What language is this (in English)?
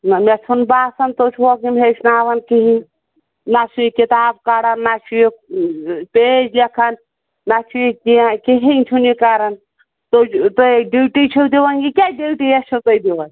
Kashmiri